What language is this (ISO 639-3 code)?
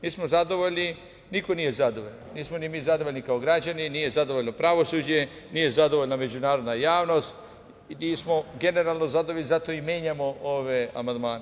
srp